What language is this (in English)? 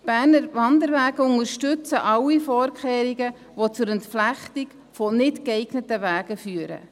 Swiss German